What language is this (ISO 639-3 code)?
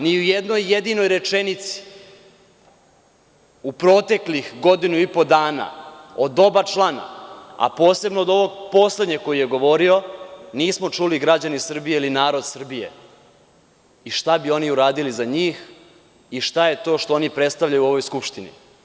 srp